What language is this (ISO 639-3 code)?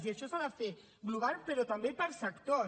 cat